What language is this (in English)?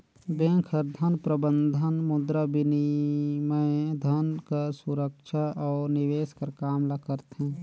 Chhattisgarhi